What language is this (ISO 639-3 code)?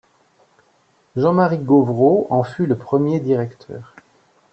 fra